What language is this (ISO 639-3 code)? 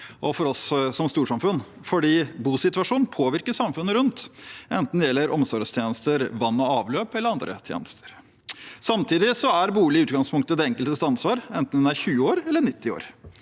nor